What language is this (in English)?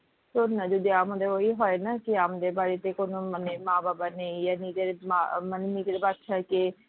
Bangla